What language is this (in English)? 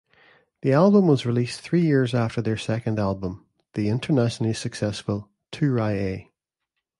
English